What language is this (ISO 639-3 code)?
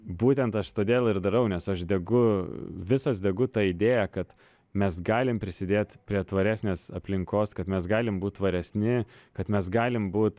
lit